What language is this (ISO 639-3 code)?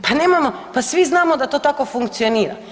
hrv